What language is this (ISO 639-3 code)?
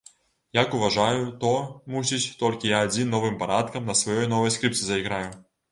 bel